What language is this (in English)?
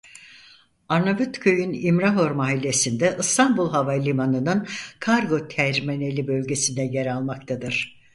Turkish